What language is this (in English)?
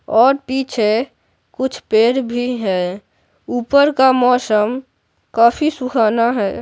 Hindi